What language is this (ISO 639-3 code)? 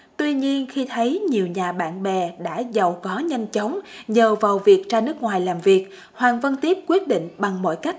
vie